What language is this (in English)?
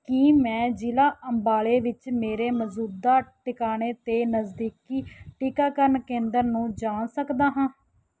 Punjabi